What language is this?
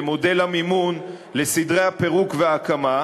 Hebrew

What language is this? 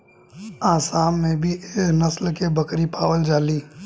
Bhojpuri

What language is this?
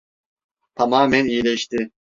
Turkish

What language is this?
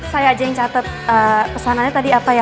Indonesian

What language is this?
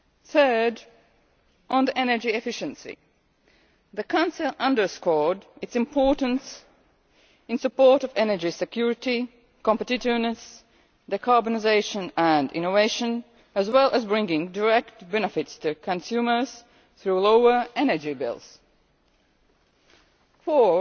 English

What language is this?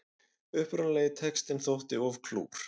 Icelandic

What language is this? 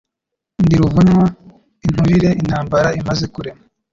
Kinyarwanda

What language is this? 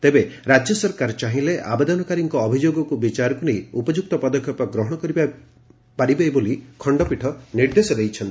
Odia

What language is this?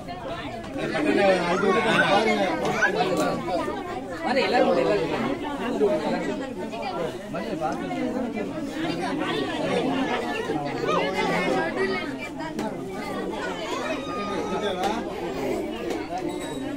Tamil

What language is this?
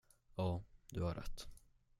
Swedish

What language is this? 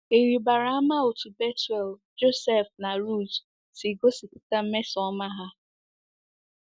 Igbo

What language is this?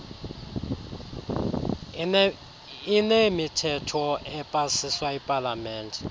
Xhosa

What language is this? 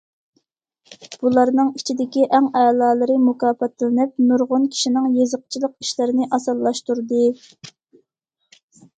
Uyghur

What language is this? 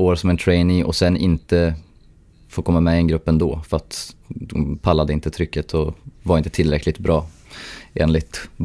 Swedish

